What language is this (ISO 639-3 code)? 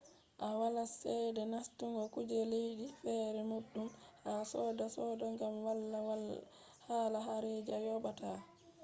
ful